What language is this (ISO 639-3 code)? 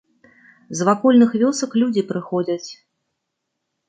bel